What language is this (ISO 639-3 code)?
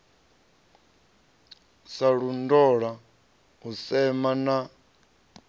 ven